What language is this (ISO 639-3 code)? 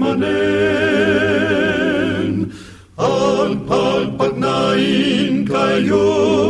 fil